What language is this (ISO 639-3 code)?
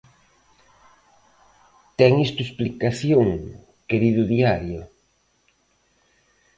glg